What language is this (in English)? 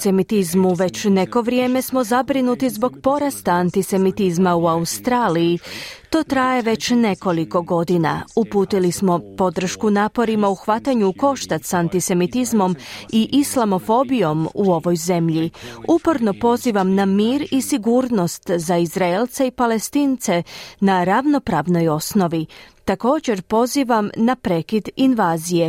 Croatian